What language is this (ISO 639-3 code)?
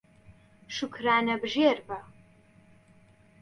ckb